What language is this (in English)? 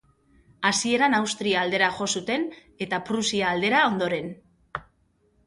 Basque